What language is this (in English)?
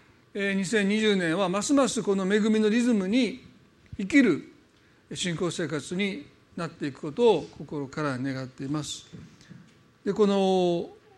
Japanese